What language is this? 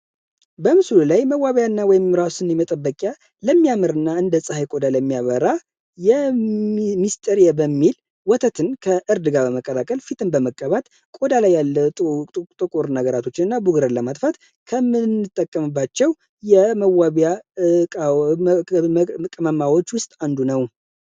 Amharic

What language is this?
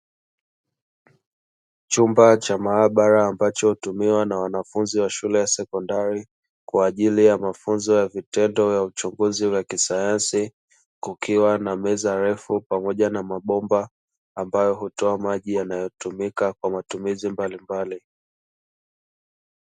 Swahili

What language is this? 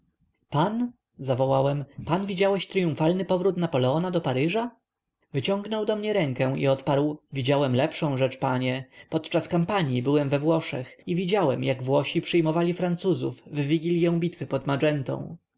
Polish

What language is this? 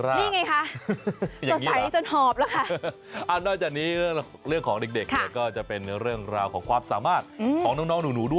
Thai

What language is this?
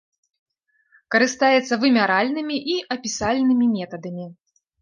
Belarusian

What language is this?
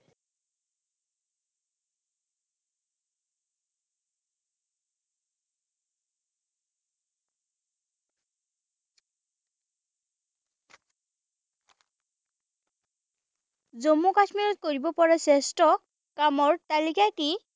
Assamese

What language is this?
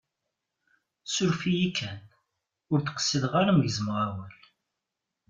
Kabyle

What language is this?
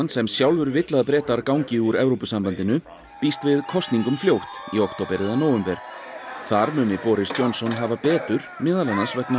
Icelandic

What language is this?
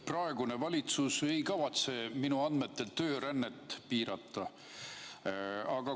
Estonian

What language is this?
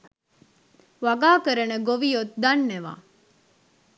Sinhala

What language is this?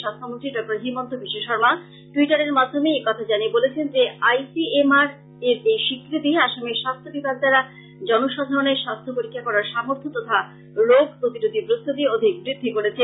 Bangla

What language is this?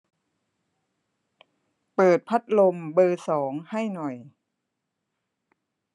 Thai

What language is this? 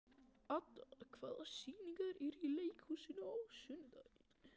Icelandic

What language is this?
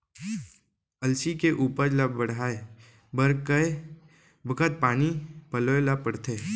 Chhattisgarhi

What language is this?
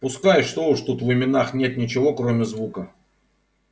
Russian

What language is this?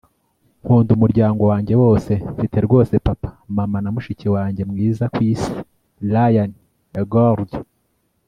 Kinyarwanda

